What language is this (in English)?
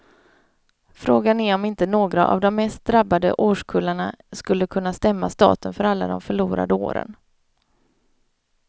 Swedish